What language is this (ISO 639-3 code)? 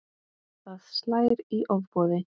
isl